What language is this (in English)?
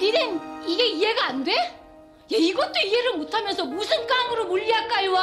Korean